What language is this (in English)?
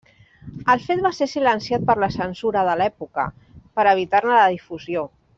Catalan